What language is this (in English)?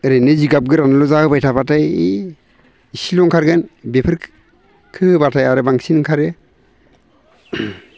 Bodo